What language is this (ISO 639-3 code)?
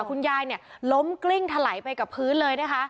tha